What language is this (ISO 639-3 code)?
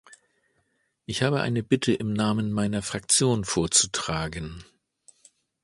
deu